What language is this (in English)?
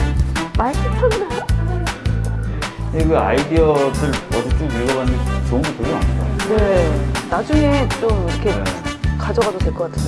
Korean